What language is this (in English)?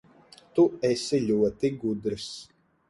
Latvian